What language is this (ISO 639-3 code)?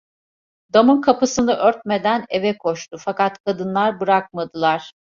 tur